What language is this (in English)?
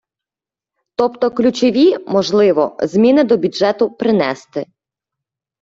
Ukrainian